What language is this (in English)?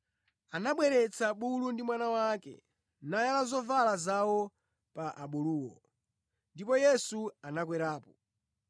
Nyanja